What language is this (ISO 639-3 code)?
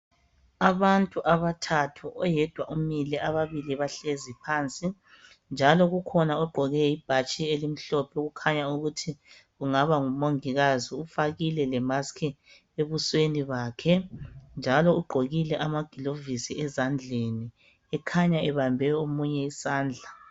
nde